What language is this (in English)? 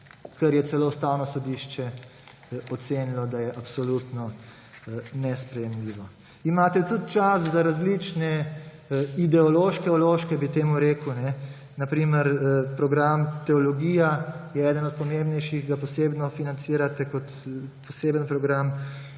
Slovenian